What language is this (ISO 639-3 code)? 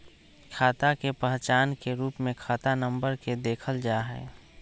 mag